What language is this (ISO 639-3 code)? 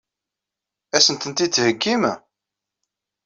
kab